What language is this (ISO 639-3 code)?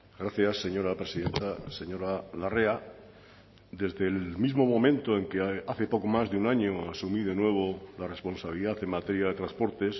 spa